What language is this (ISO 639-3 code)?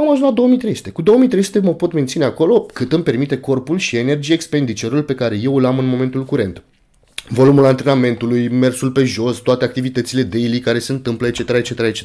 ron